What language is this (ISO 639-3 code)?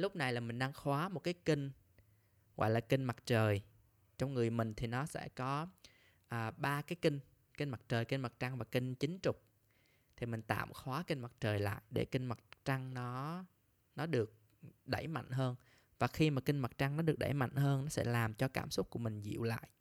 vie